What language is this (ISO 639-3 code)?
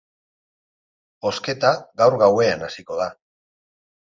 eus